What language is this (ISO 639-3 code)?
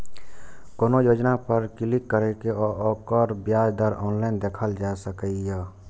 mai